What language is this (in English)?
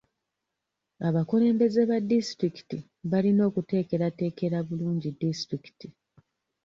Ganda